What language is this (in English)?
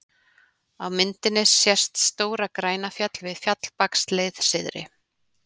Icelandic